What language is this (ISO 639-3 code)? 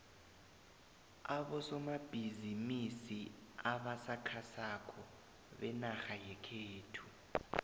nbl